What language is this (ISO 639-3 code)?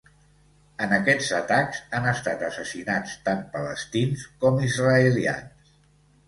cat